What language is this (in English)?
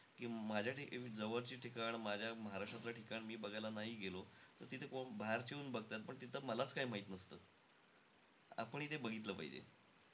Marathi